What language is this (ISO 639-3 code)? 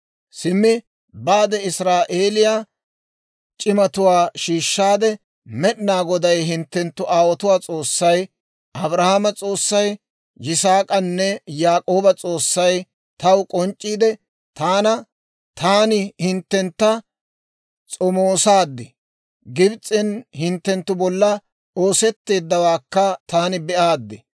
dwr